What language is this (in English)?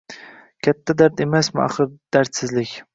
Uzbek